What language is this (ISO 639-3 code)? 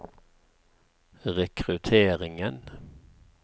nor